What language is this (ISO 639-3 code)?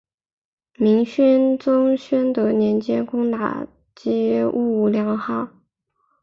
zho